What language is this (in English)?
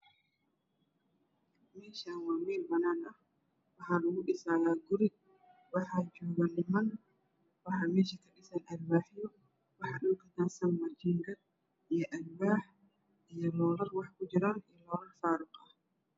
Somali